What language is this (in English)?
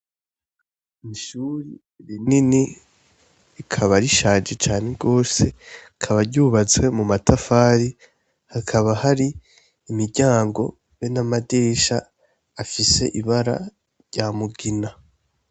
Rundi